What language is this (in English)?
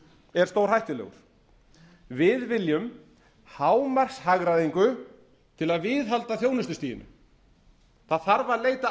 Icelandic